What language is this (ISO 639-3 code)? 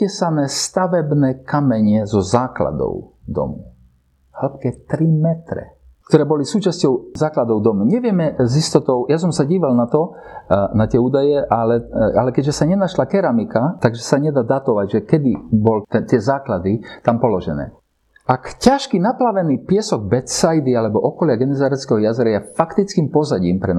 slk